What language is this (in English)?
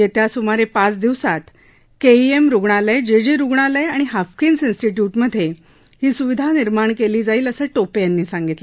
Marathi